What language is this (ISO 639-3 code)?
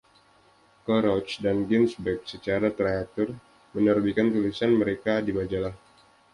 ind